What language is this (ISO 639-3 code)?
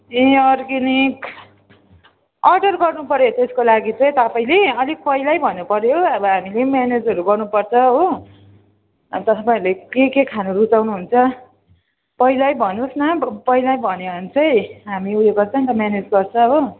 nep